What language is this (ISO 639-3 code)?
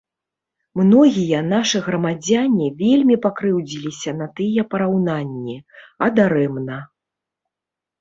bel